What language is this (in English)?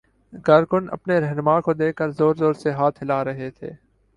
Urdu